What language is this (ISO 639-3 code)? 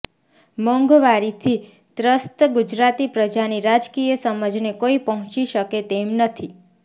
guj